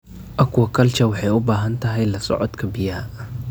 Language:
Somali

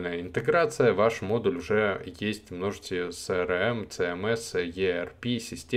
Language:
Russian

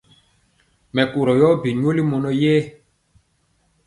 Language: Mpiemo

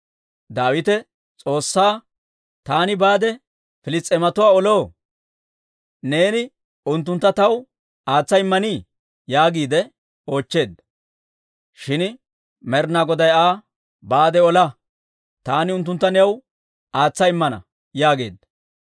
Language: Dawro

